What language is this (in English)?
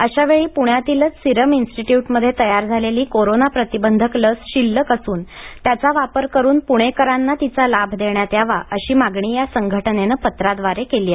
Marathi